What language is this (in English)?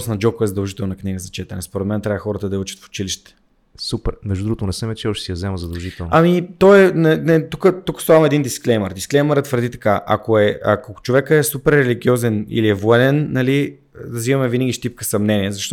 Bulgarian